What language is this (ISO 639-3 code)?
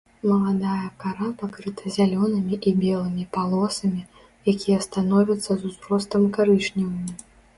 bel